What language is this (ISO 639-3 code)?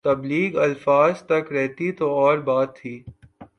urd